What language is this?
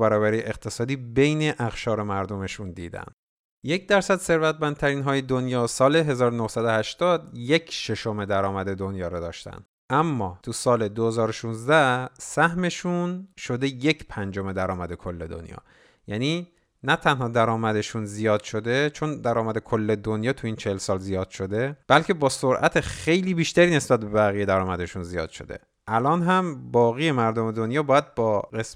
Persian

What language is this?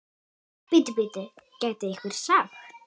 Icelandic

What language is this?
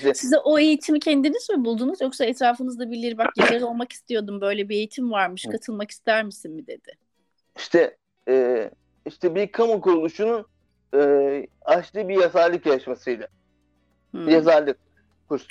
Turkish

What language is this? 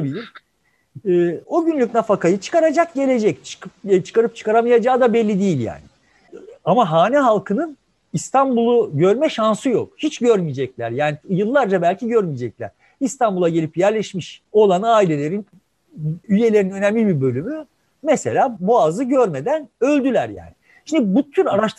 Turkish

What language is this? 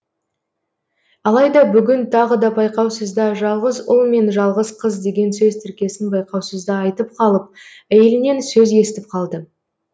Kazakh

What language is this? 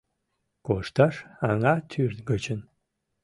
Mari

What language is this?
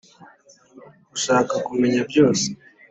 Kinyarwanda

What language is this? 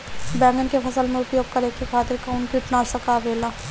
Bhojpuri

